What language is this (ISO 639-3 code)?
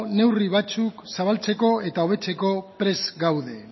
eus